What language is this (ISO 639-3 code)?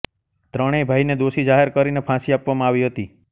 guj